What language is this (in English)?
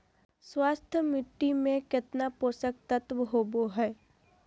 Magahi